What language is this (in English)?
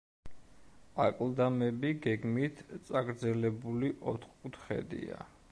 Georgian